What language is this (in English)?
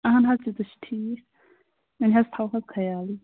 Kashmiri